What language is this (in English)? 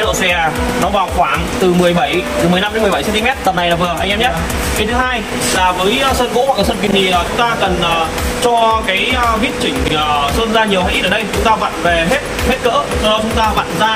Vietnamese